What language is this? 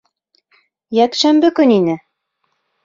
Bashkir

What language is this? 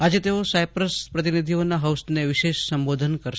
Gujarati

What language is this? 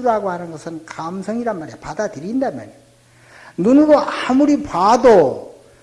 Korean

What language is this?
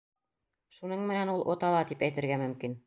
Bashkir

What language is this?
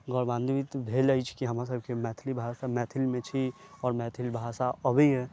Maithili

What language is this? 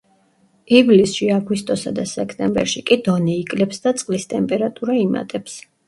Georgian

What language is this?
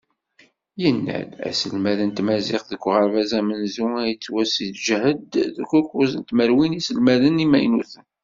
Kabyle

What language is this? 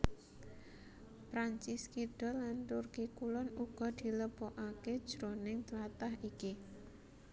Javanese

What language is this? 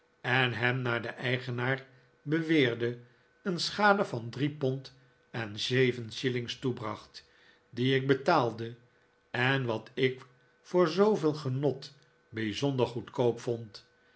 Dutch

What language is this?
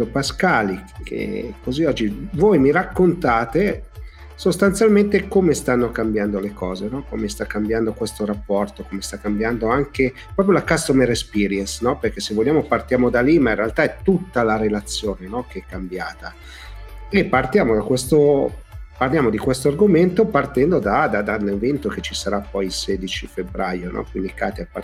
Italian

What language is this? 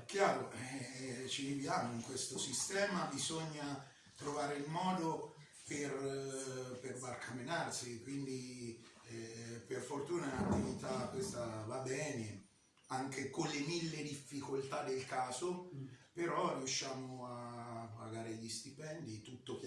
Italian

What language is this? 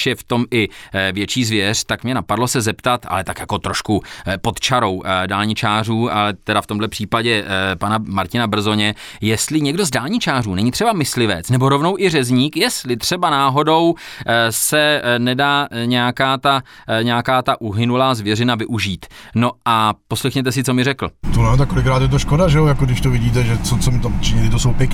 Czech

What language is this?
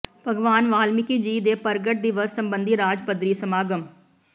Punjabi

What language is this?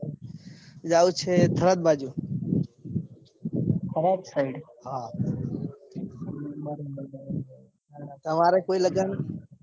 Gujarati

